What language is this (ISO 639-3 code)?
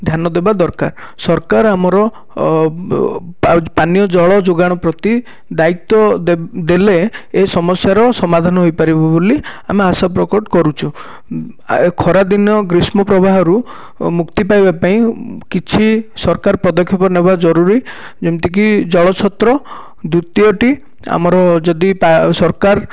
ori